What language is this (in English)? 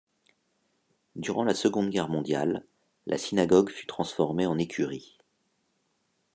French